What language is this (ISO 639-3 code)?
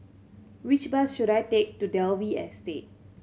eng